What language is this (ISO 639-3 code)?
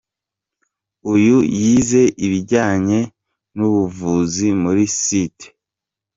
kin